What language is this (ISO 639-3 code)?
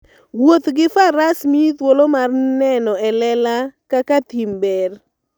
luo